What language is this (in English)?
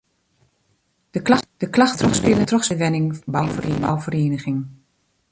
Western Frisian